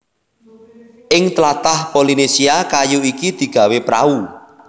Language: Javanese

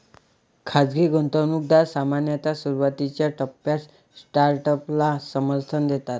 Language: Marathi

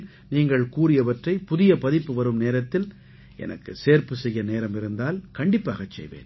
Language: Tamil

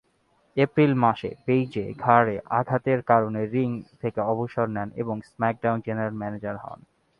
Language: Bangla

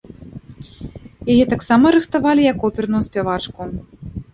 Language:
Belarusian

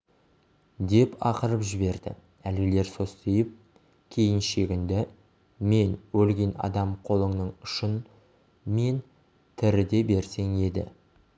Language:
Kazakh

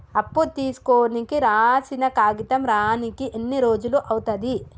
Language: Telugu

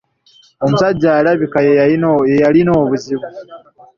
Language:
Ganda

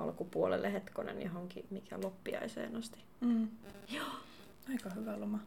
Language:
Finnish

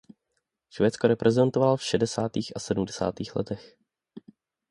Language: Czech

